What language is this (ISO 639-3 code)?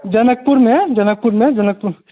mai